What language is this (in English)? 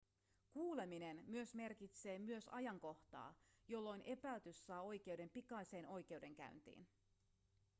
Finnish